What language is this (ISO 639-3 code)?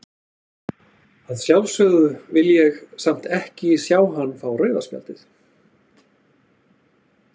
isl